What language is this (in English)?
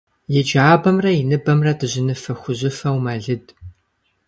Kabardian